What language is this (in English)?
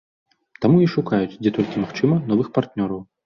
Belarusian